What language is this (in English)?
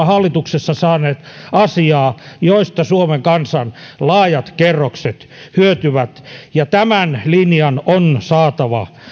Finnish